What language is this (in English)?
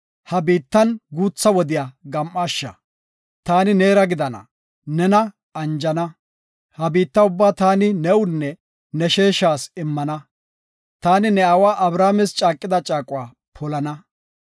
Gofa